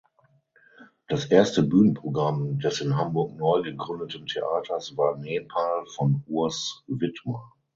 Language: German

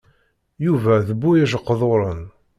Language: Kabyle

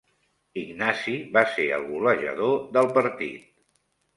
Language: Catalan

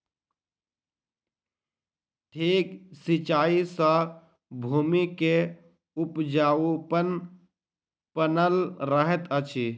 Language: Maithili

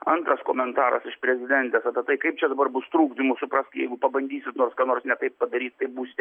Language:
Lithuanian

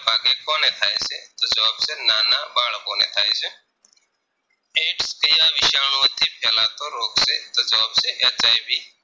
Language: Gujarati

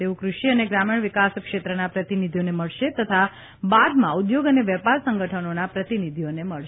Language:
Gujarati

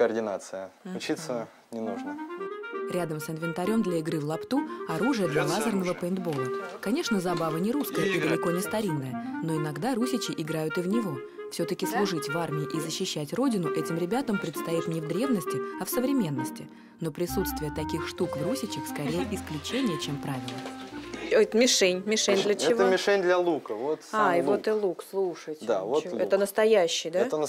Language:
Russian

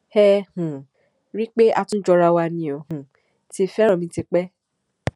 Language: Yoruba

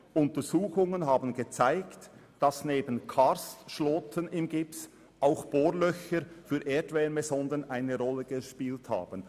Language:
Swiss German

